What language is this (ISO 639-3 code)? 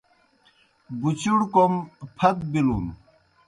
plk